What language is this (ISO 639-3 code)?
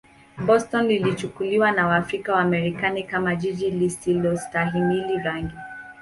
swa